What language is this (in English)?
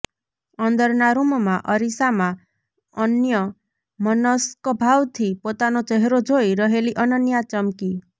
Gujarati